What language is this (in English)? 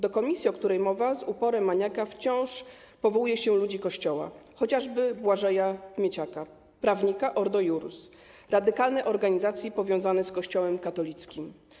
Polish